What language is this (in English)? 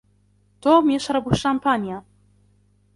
Arabic